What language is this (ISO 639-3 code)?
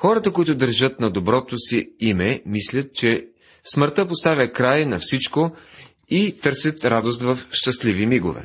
bul